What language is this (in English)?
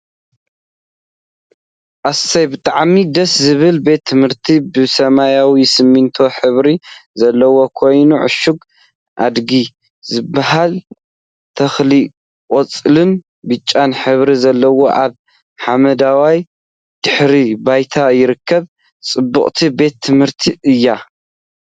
Tigrinya